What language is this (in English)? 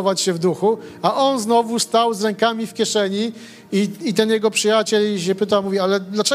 Polish